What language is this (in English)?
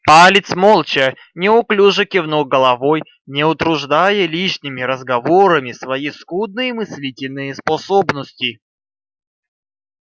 Russian